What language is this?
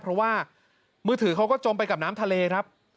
Thai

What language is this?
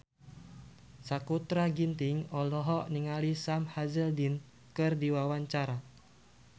Sundanese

